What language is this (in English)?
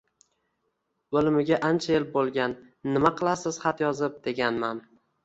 Uzbek